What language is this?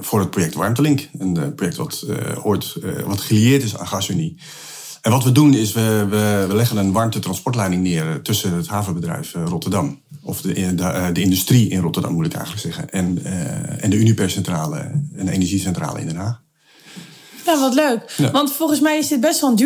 Dutch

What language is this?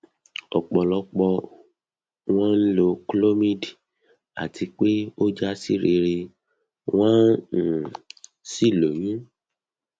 Yoruba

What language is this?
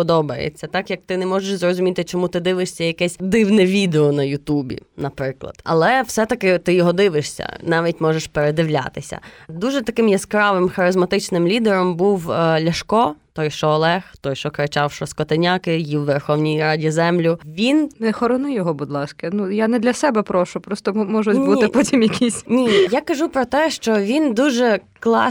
Ukrainian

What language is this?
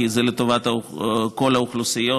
Hebrew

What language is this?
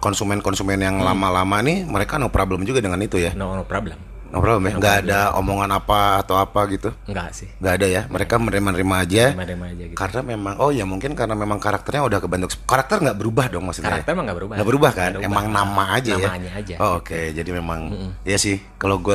Indonesian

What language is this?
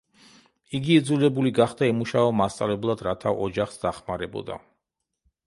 Georgian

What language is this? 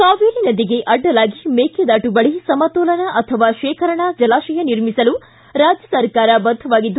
Kannada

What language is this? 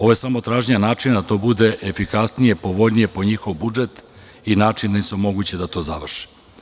Serbian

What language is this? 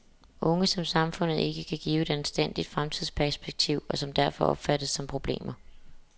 Danish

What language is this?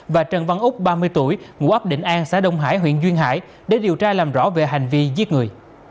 Vietnamese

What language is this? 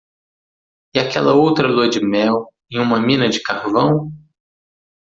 Portuguese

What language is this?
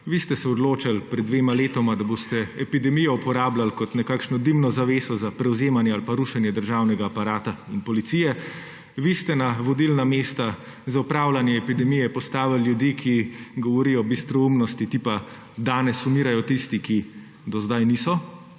Slovenian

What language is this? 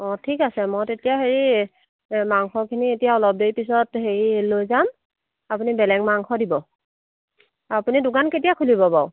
Assamese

